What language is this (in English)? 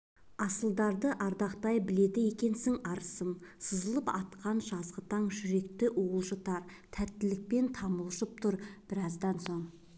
Kazakh